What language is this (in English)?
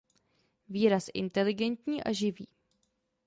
Czech